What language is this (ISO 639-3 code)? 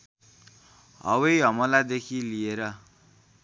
nep